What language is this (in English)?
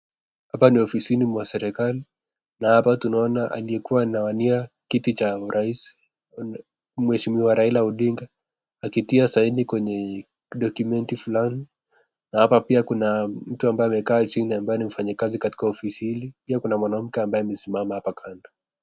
Swahili